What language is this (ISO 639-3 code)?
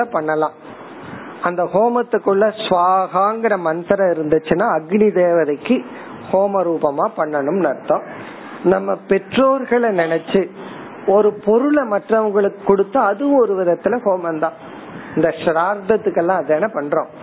tam